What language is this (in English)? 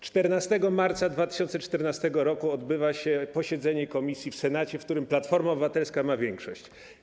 Polish